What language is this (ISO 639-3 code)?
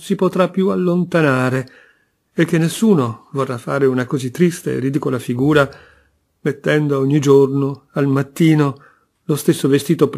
ita